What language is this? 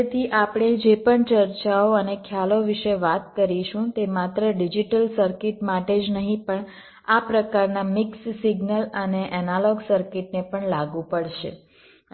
Gujarati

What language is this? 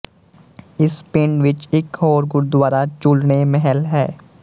Punjabi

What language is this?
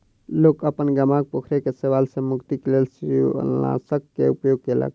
Maithili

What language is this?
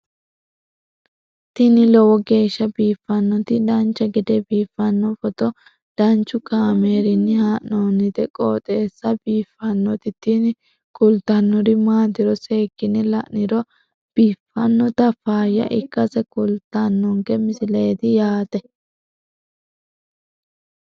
Sidamo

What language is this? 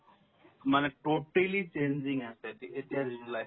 Assamese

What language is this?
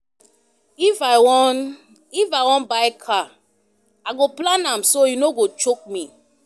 Nigerian Pidgin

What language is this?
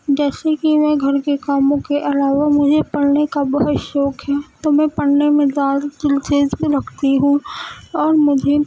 Urdu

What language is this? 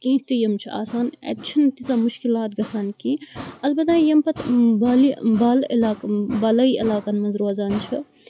Kashmiri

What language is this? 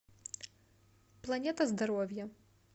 Russian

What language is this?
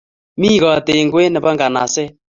Kalenjin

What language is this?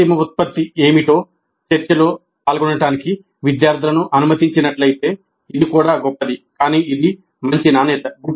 Telugu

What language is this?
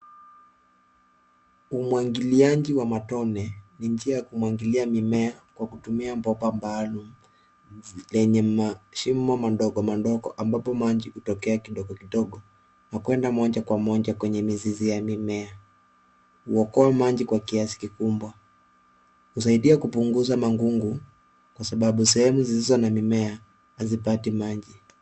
Swahili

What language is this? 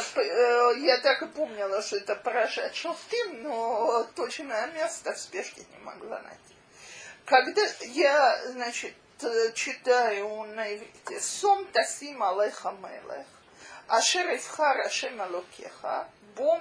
Russian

